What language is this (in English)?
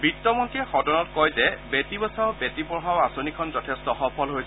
Assamese